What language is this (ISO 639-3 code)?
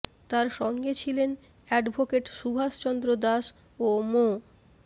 ben